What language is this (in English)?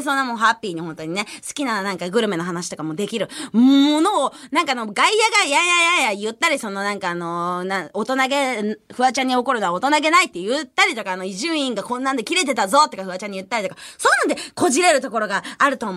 Japanese